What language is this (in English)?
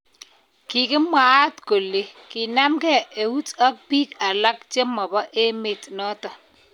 Kalenjin